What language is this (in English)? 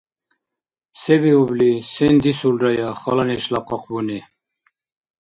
Dargwa